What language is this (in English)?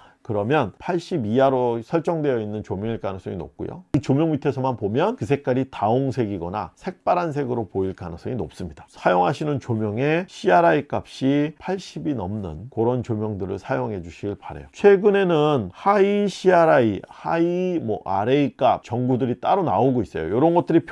Korean